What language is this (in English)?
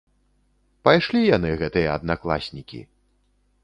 Belarusian